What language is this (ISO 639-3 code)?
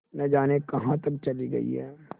hin